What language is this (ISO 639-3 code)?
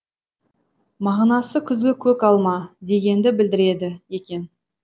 kaz